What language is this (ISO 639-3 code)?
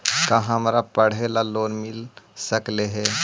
mag